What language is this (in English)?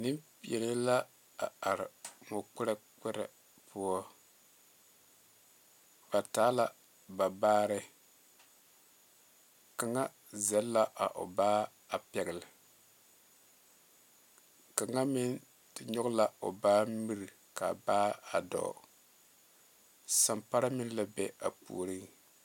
Southern Dagaare